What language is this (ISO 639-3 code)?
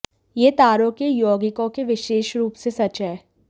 hin